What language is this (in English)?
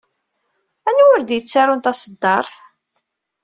Kabyle